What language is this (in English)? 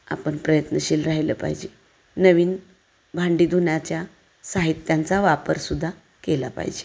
Marathi